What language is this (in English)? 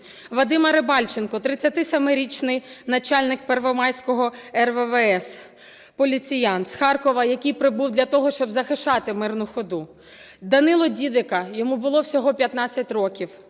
Ukrainian